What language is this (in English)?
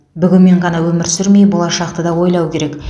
Kazakh